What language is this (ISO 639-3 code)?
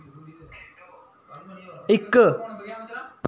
doi